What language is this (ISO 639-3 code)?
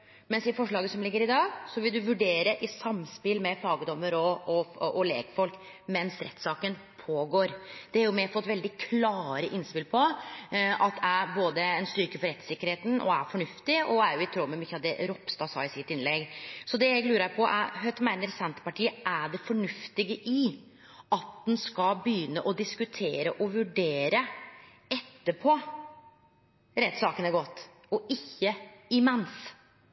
nno